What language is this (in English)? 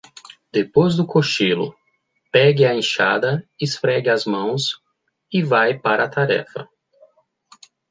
Portuguese